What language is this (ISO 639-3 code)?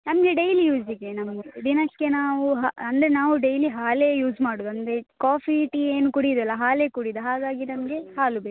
kan